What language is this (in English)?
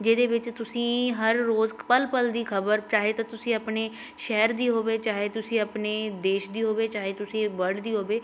Punjabi